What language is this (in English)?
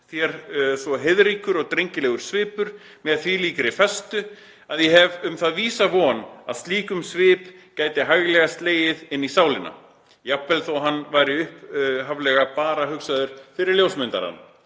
Icelandic